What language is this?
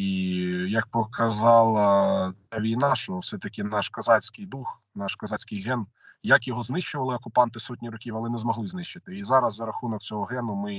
Ukrainian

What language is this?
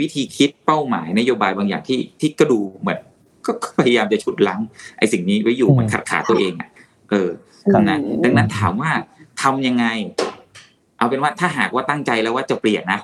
Thai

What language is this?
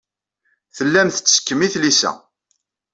Kabyle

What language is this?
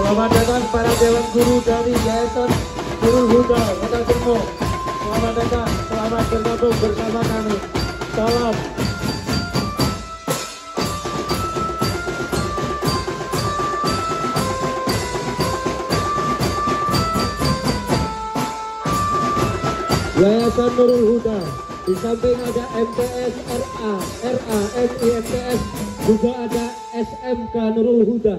Indonesian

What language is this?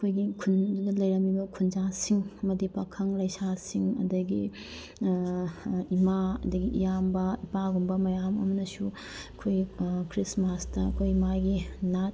Manipuri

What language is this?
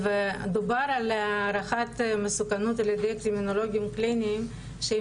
Hebrew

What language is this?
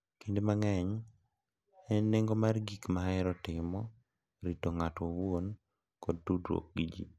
Luo (Kenya and Tanzania)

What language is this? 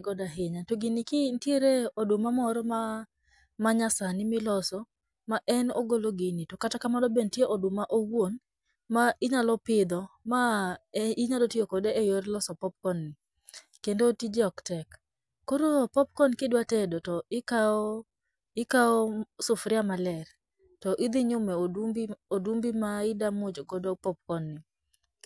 Luo (Kenya and Tanzania)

